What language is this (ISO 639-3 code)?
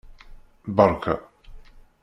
kab